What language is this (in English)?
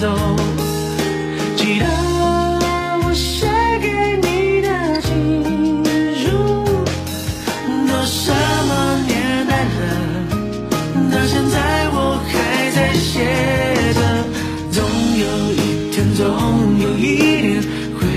Chinese